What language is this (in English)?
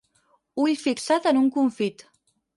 Catalan